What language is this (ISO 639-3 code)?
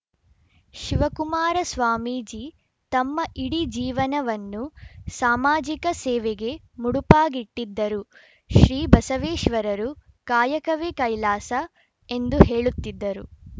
kan